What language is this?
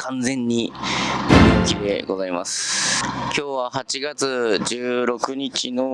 Japanese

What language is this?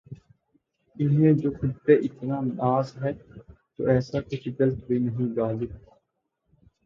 Urdu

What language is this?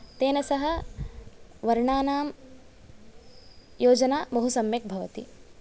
Sanskrit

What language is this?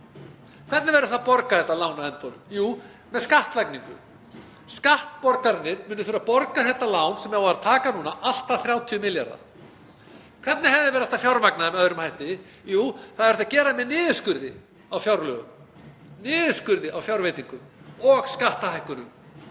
Icelandic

